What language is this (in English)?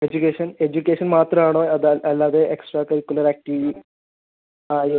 Malayalam